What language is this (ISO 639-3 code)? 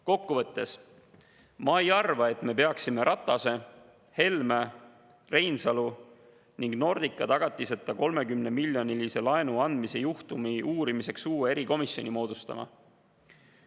est